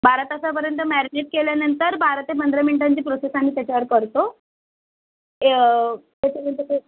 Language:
Marathi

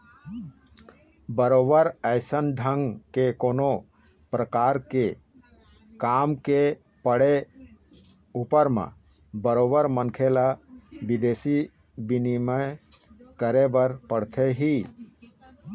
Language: Chhattisgarhi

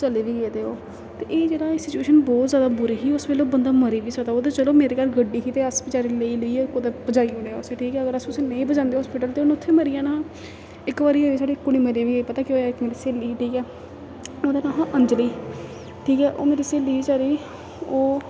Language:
Dogri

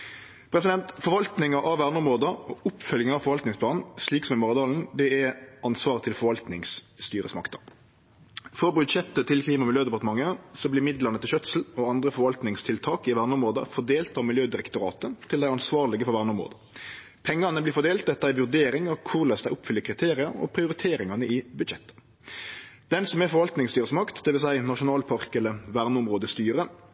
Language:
Norwegian Nynorsk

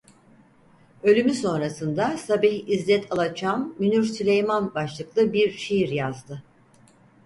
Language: Turkish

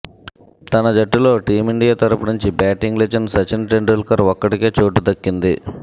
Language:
Telugu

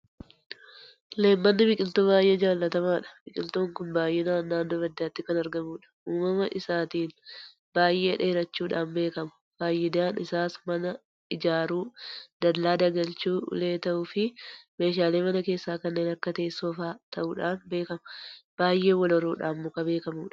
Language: Oromo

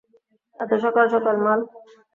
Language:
Bangla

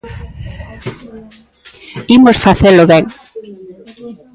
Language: Galician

